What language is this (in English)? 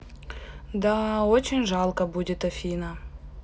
Russian